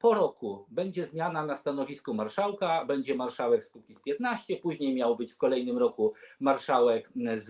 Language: Polish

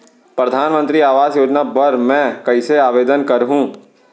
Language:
Chhattisgarhi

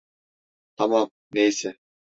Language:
Turkish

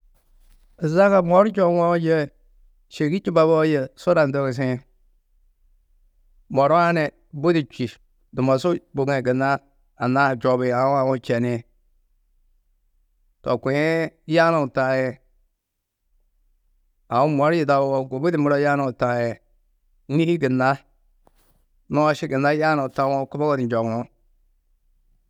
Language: Tedaga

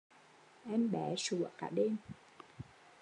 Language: Vietnamese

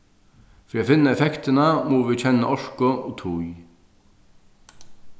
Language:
Faroese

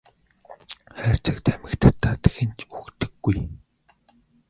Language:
Mongolian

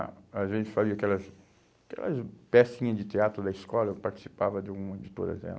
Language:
Portuguese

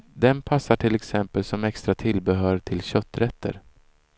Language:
Swedish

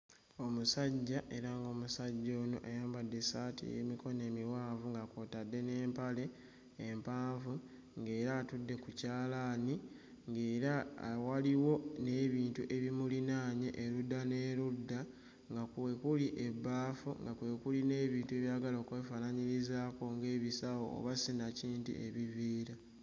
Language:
Ganda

